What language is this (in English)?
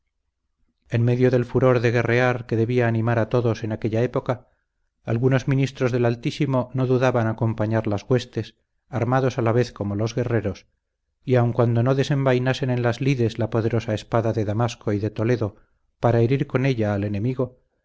Spanish